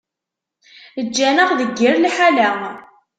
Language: Kabyle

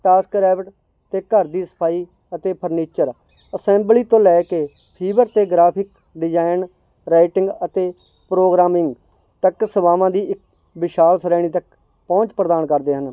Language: Punjabi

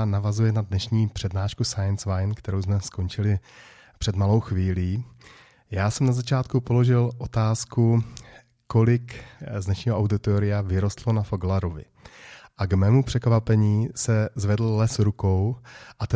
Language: Czech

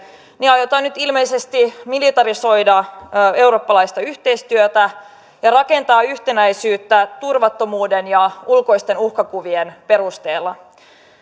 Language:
Finnish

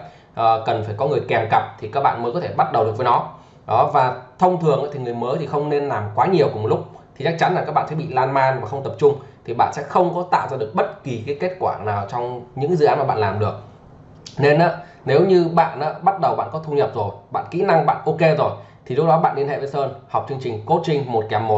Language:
Vietnamese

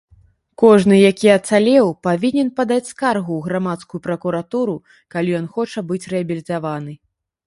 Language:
Belarusian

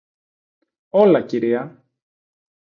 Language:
Greek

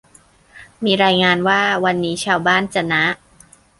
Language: Thai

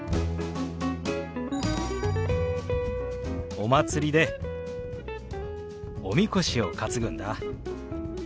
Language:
Japanese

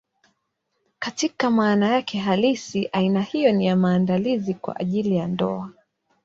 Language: Swahili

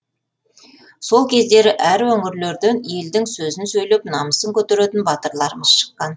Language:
Kazakh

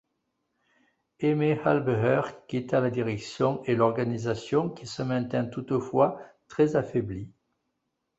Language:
French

